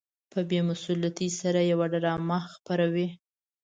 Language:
Pashto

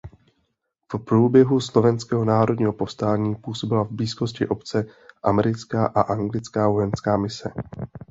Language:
Czech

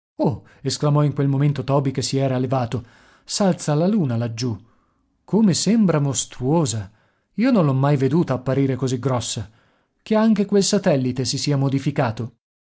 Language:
Italian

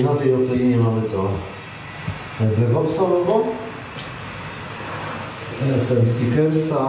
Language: Polish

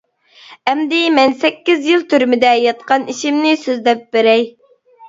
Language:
Uyghur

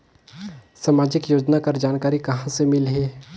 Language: Chhattisgarhi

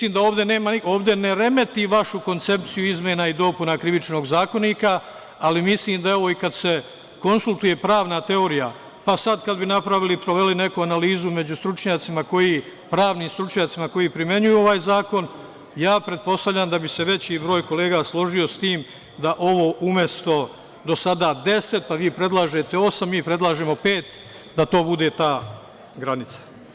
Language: Serbian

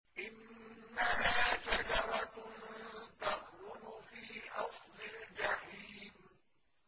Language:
Arabic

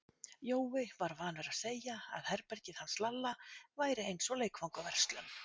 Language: Icelandic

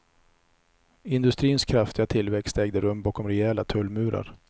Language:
Swedish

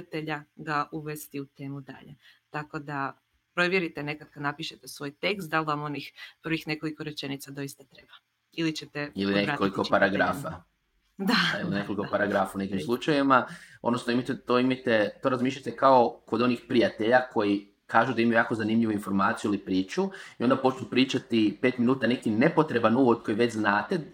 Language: Croatian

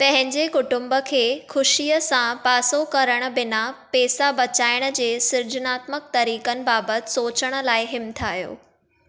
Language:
Sindhi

